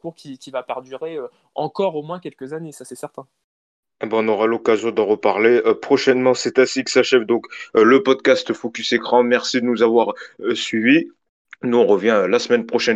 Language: French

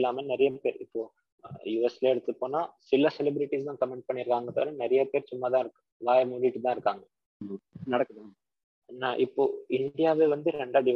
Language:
Tamil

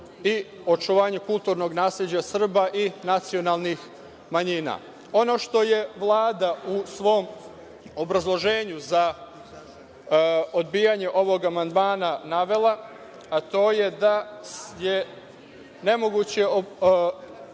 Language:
Serbian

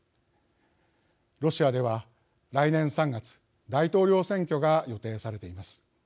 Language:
Japanese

